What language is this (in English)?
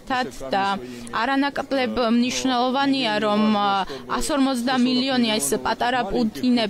Romanian